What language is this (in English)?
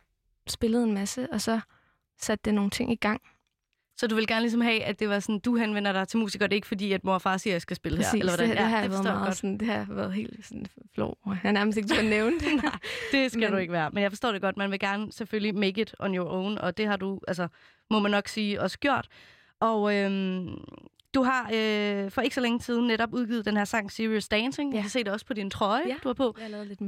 Danish